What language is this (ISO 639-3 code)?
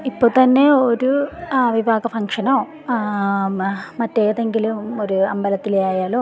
mal